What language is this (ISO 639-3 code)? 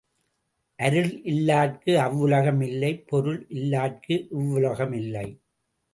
tam